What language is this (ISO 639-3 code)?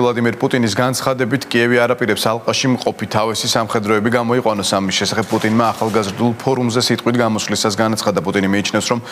kat